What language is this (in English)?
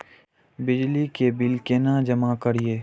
Maithili